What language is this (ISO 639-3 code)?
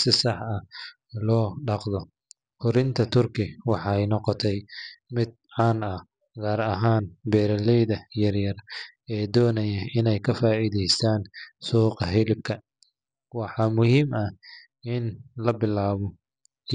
som